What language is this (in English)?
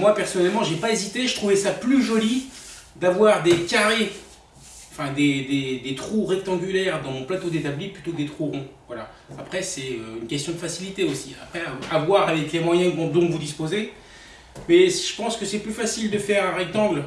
French